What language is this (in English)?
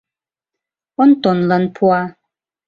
Mari